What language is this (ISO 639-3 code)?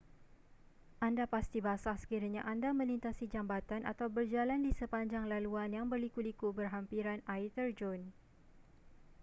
msa